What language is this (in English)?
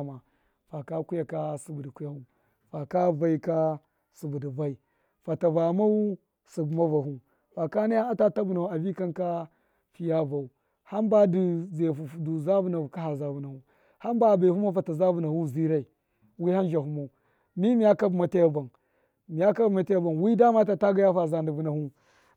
Miya